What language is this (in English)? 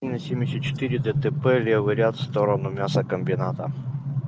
Russian